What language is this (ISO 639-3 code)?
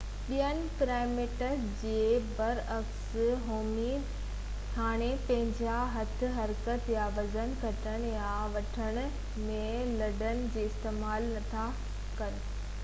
snd